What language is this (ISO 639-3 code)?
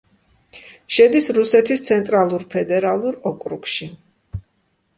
kat